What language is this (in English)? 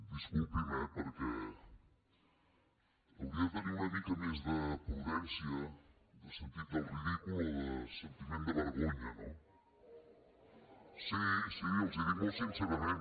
Catalan